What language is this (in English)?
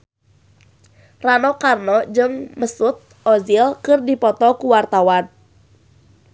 Sundanese